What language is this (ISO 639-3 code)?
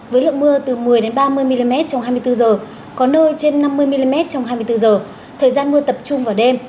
vie